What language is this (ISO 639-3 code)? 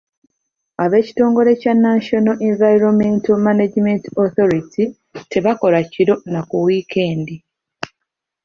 lug